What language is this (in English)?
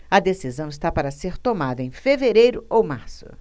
Portuguese